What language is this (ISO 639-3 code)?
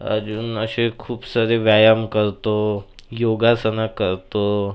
mar